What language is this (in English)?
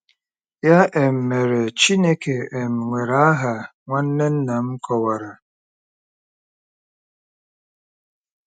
Igbo